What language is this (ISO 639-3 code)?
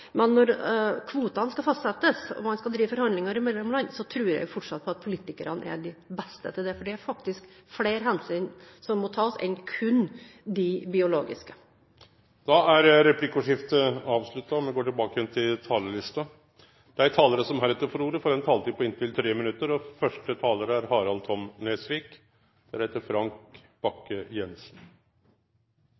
nor